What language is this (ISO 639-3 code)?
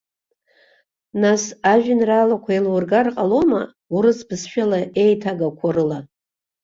abk